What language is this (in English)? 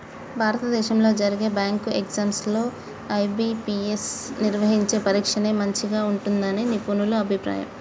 Telugu